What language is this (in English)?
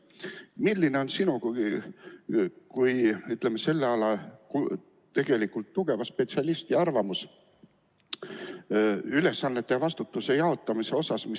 Estonian